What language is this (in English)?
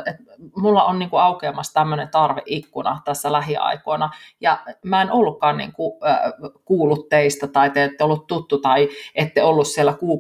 Finnish